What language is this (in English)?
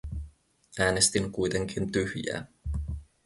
Finnish